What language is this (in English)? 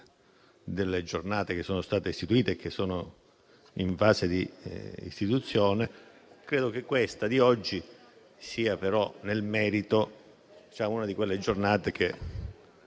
Italian